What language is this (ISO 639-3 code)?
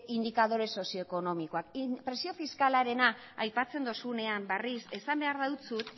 eus